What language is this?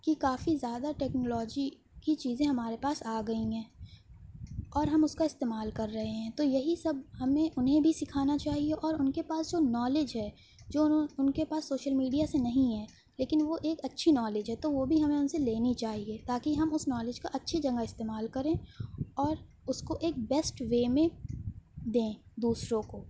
Urdu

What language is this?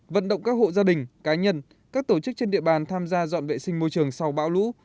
Vietnamese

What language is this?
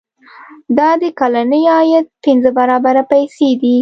Pashto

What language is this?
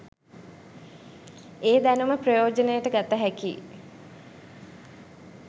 Sinhala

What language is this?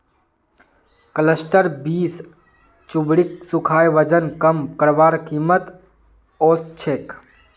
Magahi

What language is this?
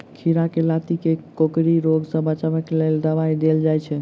Maithili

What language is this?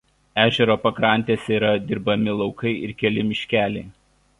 Lithuanian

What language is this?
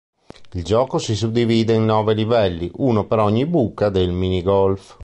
Italian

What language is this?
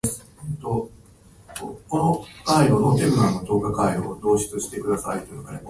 Japanese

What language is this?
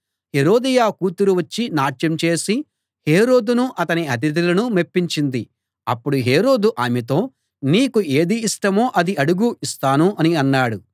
Telugu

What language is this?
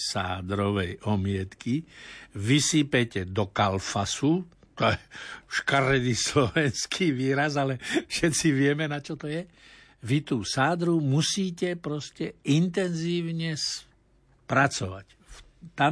Slovak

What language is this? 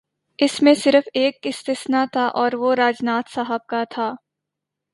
Urdu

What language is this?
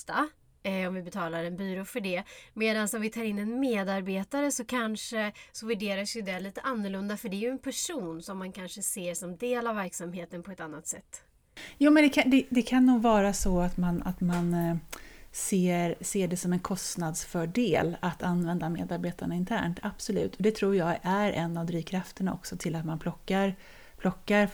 Swedish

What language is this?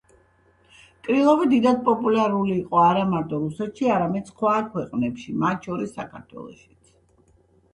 Georgian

